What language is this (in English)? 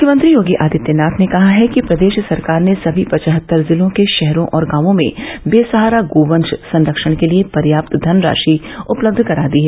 Hindi